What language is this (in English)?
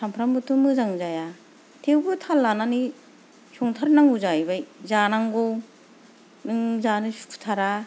Bodo